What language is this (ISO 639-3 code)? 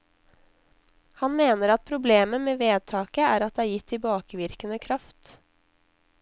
nor